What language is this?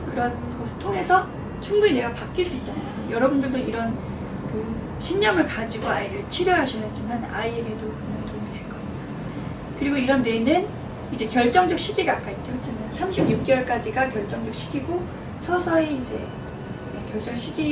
Korean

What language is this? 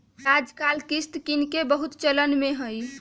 Magahi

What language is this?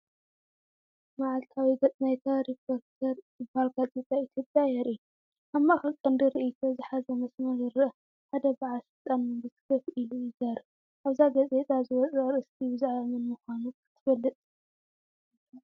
Tigrinya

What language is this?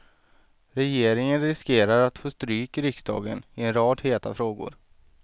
Swedish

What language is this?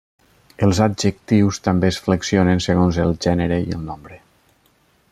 Catalan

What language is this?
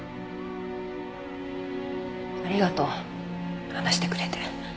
Japanese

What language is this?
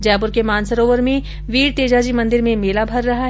Hindi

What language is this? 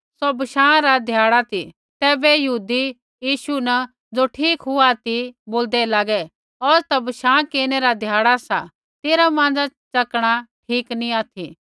Kullu Pahari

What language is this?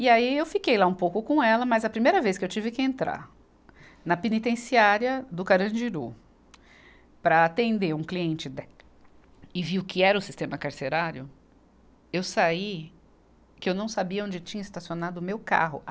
Portuguese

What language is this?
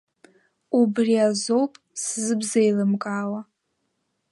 Abkhazian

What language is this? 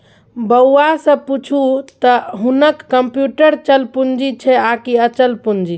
Maithili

